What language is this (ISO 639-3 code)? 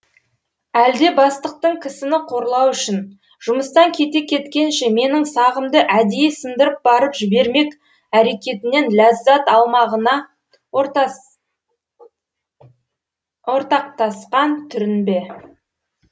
kaz